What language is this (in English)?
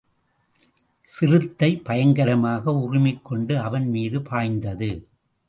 Tamil